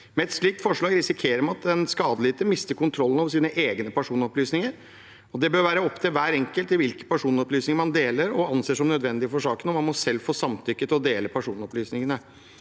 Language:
Norwegian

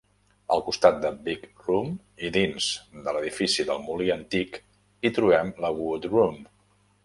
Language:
Catalan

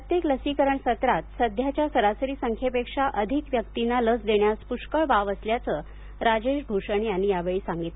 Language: Marathi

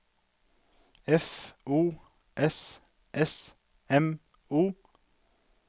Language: Norwegian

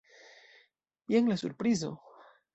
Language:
Esperanto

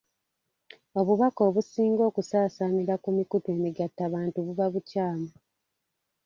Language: Ganda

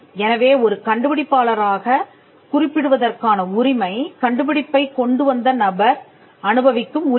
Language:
Tamil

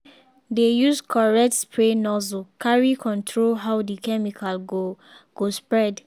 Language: Nigerian Pidgin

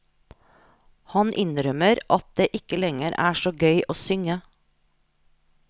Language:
Norwegian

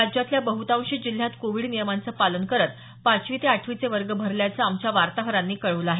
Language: Marathi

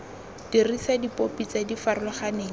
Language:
Tswana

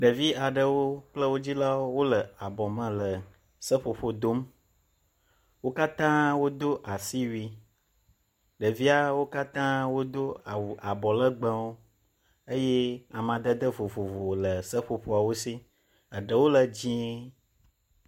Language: Ewe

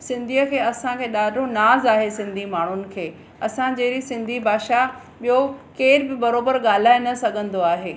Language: Sindhi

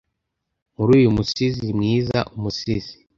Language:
Kinyarwanda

